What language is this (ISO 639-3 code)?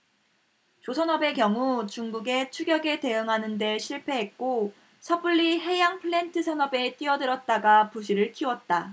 kor